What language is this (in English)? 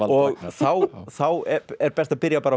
Icelandic